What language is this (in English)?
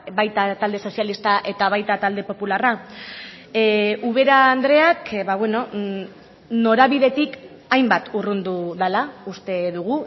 Basque